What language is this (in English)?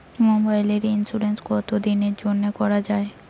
Bangla